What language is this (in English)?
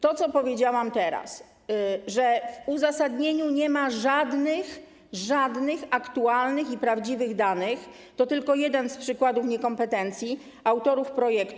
Polish